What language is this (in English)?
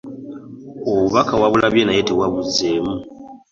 Ganda